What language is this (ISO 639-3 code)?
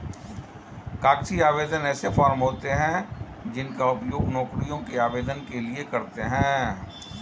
hin